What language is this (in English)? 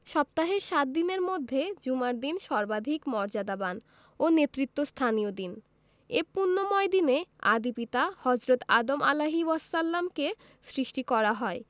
Bangla